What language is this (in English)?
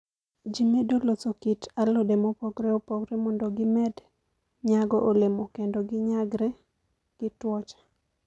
Luo (Kenya and Tanzania)